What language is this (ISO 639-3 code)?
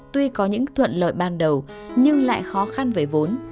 vie